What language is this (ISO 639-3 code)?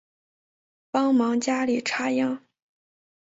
zho